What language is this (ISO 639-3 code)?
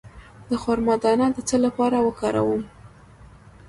pus